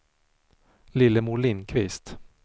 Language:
Swedish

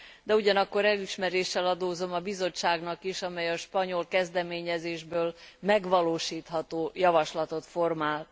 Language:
Hungarian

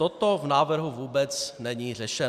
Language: Czech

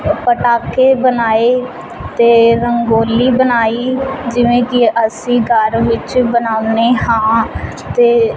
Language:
Punjabi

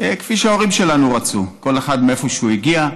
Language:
Hebrew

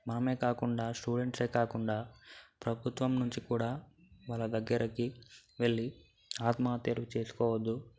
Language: Telugu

